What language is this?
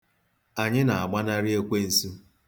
Igbo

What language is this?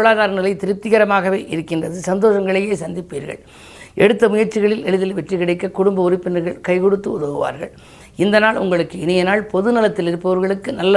Tamil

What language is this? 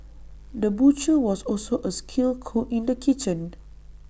English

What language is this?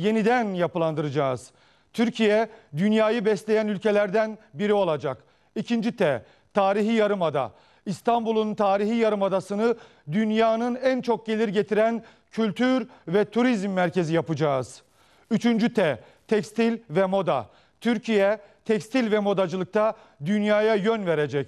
Turkish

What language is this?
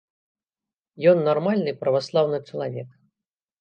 Belarusian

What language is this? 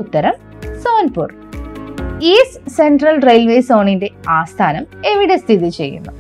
Malayalam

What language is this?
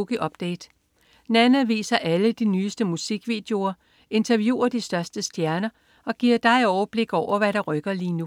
Danish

